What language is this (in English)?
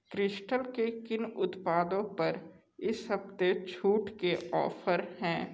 Hindi